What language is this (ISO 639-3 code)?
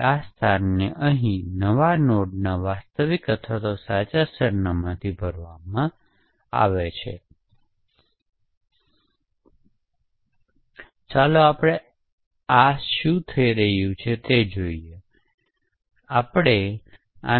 guj